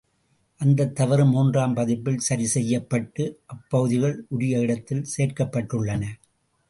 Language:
Tamil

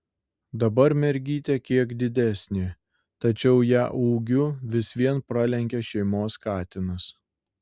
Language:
Lithuanian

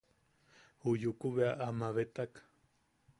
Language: Yaqui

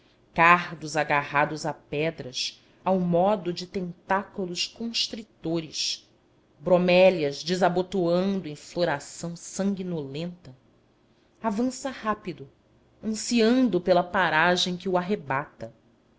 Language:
Portuguese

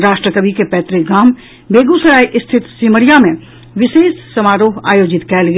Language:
Maithili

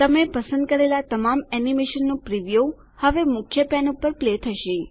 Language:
Gujarati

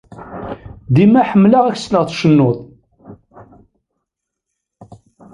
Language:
Kabyle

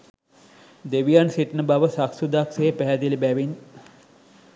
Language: Sinhala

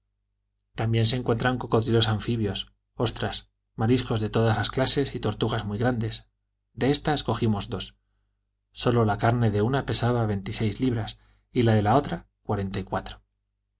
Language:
Spanish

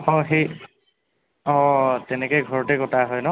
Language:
Assamese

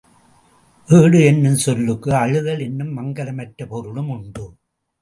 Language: Tamil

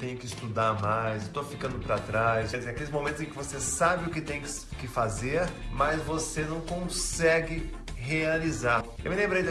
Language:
Portuguese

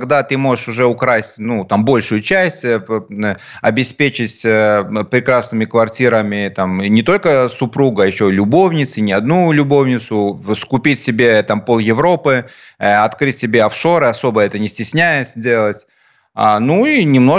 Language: Russian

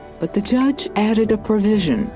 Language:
English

